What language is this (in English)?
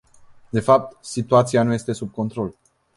Romanian